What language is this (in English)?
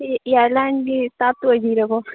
Manipuri